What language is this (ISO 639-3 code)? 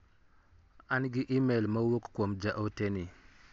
luo